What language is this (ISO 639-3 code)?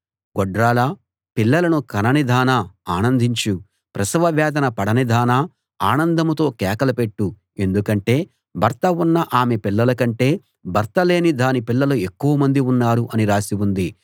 tel